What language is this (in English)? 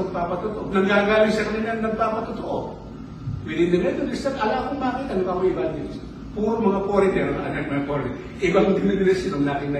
Filipino